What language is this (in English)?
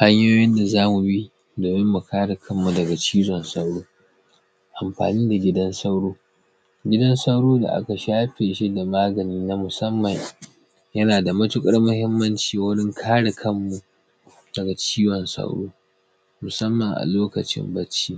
Hausa